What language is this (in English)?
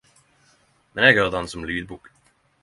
Norwegian Nynorsk